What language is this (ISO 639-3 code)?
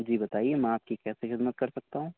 urd